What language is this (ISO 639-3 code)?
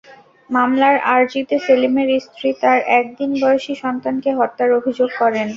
ben